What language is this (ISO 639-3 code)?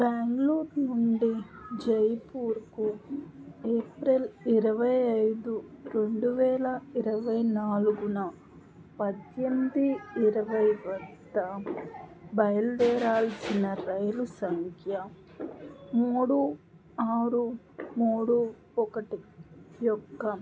tel